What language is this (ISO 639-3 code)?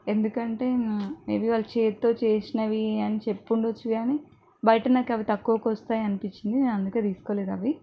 tel